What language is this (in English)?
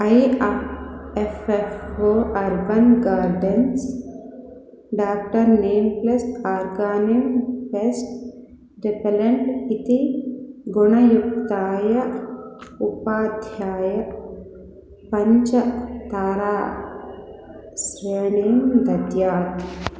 Sanskrit